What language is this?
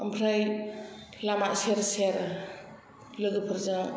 Bodo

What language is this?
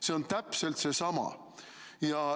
Estonian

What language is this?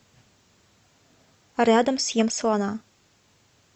Russian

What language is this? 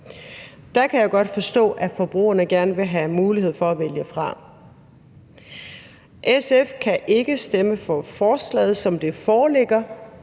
Danish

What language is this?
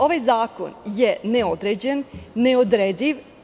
Serbian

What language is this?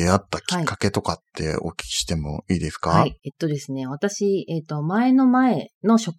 Japanese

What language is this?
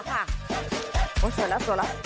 Thai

